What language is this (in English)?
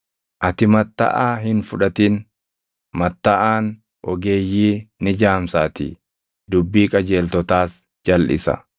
Oromo